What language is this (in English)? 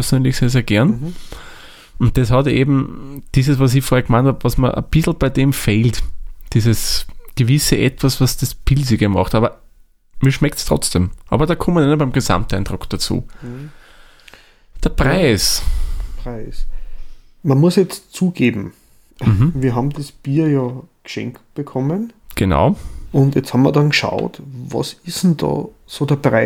German